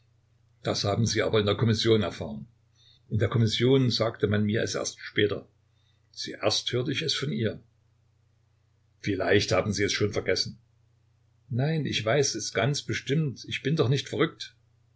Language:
German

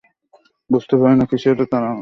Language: Bangla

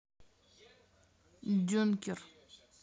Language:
Russian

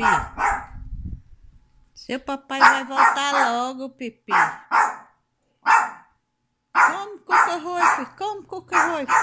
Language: Portuguese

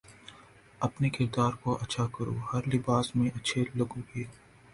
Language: Urdu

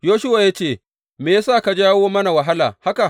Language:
Hausa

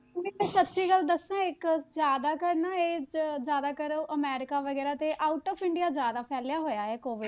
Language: Punjabi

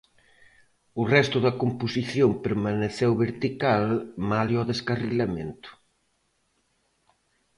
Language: Galician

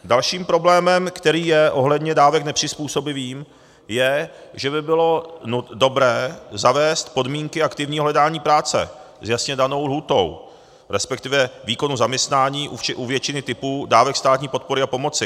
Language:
Czech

